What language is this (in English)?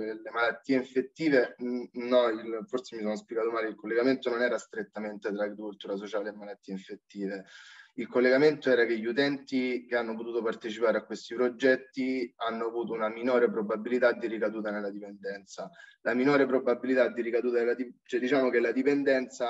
Italian